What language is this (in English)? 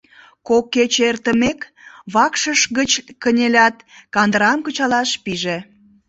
Mari